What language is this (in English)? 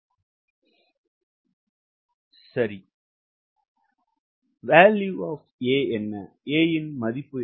Tamil